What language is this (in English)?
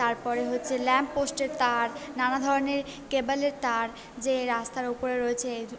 Bangla